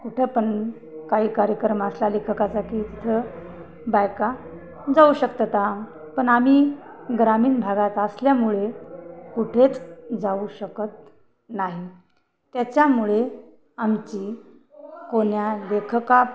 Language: Marathi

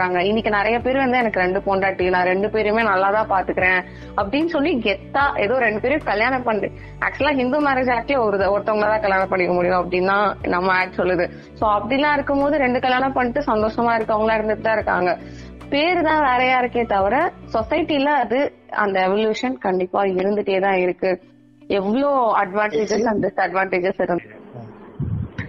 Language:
Tamil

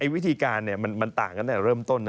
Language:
Thai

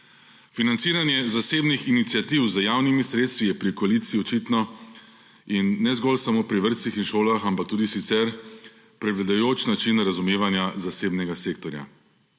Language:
Slovenian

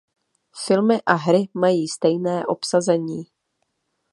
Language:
Czech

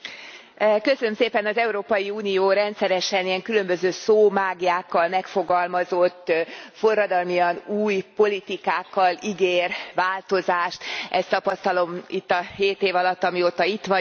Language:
Hungarian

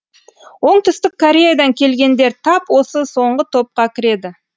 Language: Kazakh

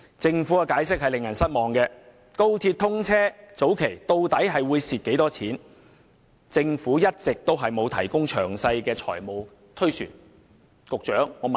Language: Cantonese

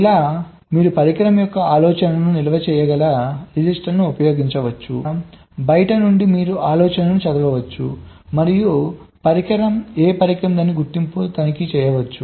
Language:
Telugu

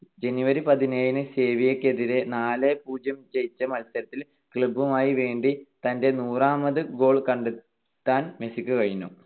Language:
Malayalam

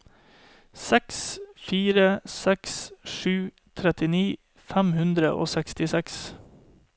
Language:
Norwegian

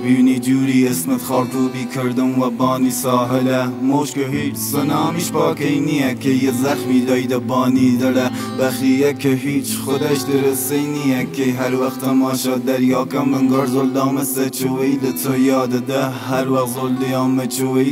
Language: Persian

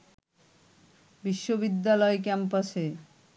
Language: Bangla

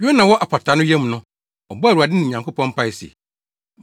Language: Akan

